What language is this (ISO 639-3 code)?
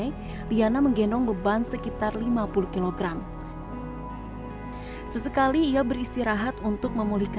ind